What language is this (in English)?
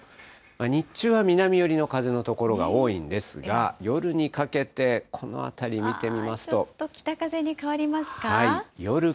Japanese